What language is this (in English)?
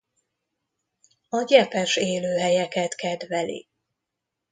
Hungarian